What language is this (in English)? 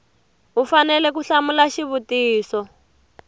Tsonga